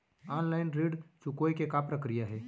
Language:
Chhattisgarhi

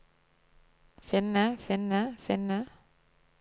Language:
Norwegian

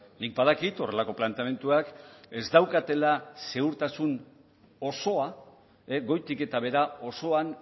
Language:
Basque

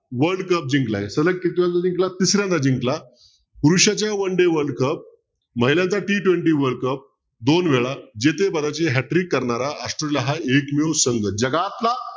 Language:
Marathi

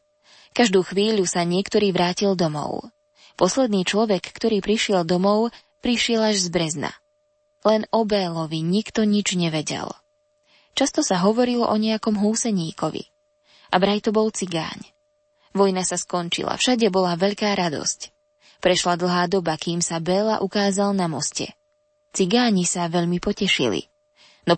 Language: Slovak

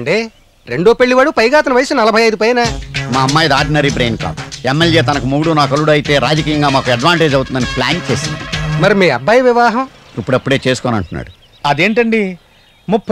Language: Italian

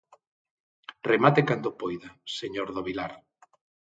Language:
Galician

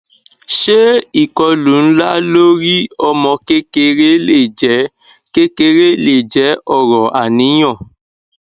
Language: Yoruba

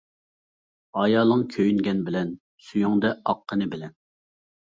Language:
Uyghur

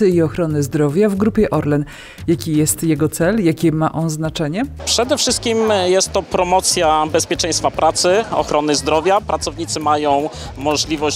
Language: Polish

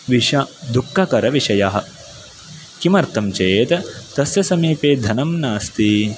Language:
Sanskrit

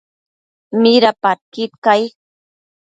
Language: Matsés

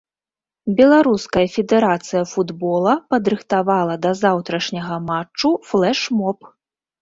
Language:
Belarusian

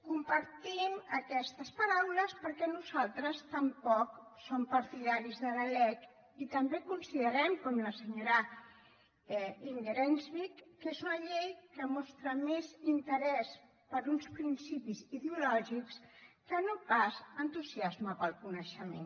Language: Catalan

